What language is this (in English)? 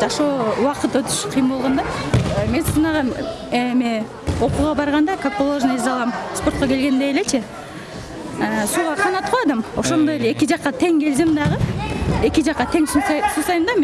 Turkish